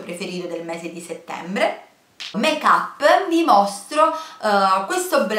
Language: Italian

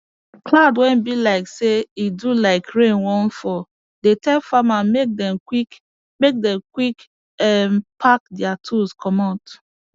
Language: Nigerian Pidgin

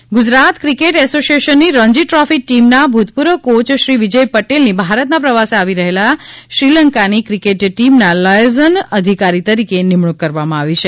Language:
Gujarati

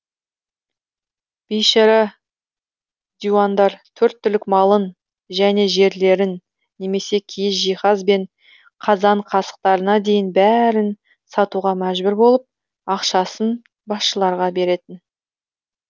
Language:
Kazakh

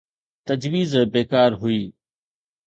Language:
Sindhi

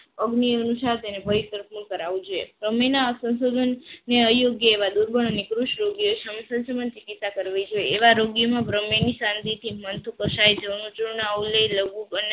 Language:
Gujarati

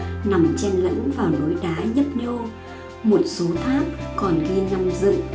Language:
Vietnamese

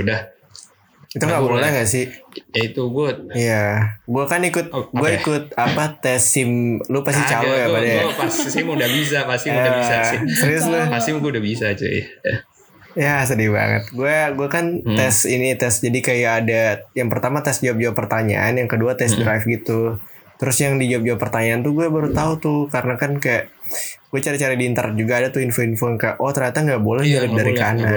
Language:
Indonesian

